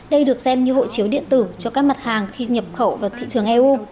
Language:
Vietnamese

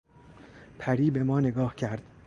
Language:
Persian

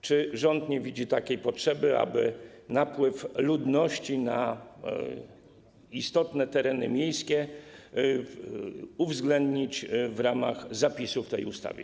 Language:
Polish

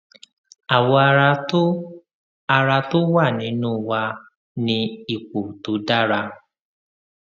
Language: Yoruba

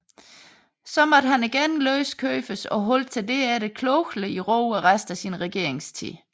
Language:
Danish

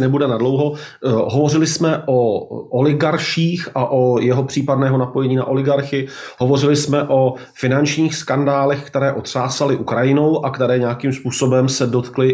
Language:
Czech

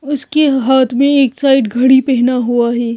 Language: Hindi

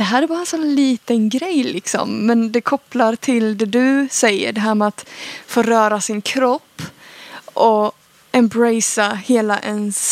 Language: Swedish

